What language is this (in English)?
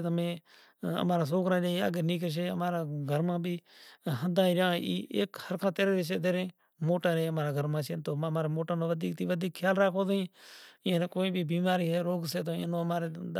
Kachi Koli